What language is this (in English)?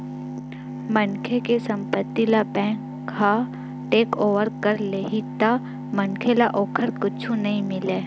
Chhattisgarhi